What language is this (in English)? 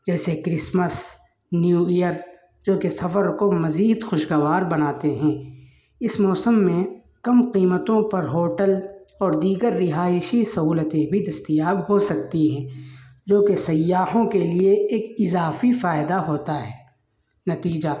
Urdu